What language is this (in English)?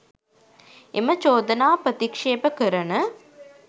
Sinhala